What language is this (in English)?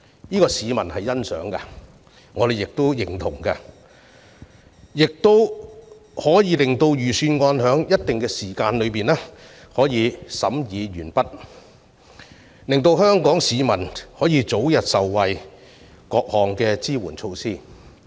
Cantonese